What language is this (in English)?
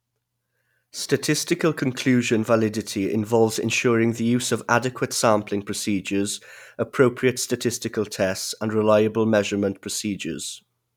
English